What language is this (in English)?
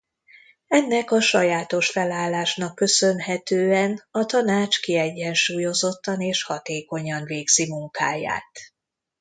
Hungarian